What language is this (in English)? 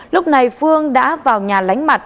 Vietnamese